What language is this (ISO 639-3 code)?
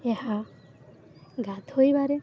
ori